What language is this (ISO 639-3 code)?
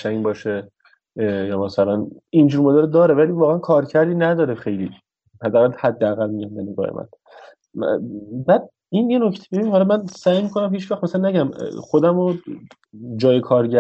fas